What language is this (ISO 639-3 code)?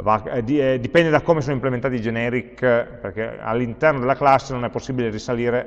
ita